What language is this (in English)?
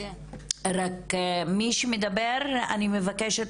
Hebrew